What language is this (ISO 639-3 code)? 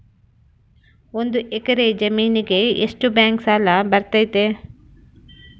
kan